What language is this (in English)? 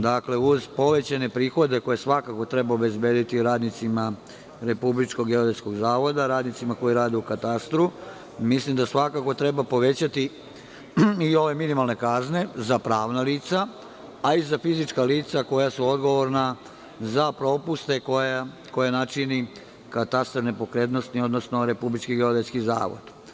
Serbian